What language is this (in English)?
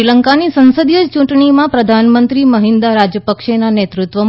Gujarati